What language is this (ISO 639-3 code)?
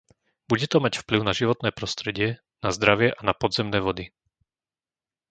slk